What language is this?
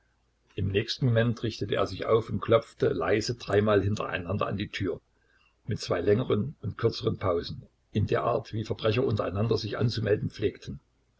German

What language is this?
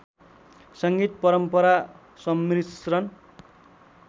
Nepali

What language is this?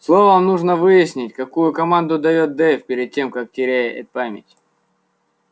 Russian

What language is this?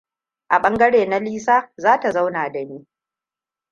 Hausa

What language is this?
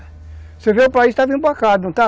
Portuguese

